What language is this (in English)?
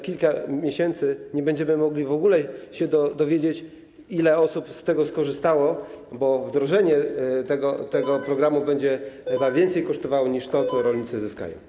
Polish